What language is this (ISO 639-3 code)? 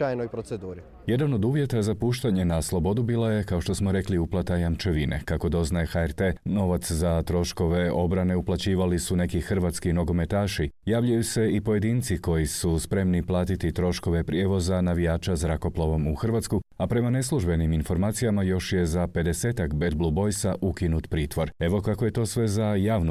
hrv